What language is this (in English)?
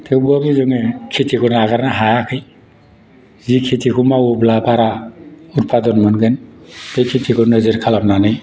Bodo